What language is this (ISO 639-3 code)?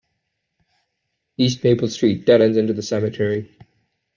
eng